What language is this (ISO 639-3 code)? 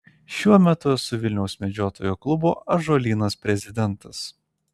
lit